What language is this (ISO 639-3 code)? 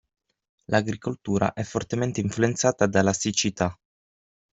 ita